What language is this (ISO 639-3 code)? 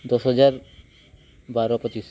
ori